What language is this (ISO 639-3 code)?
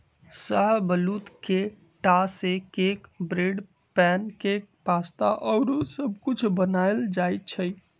mag